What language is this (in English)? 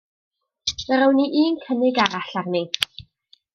Welsh